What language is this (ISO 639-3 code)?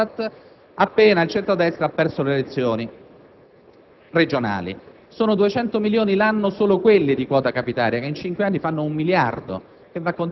ita